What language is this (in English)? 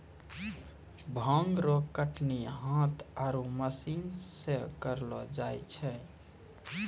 Maithili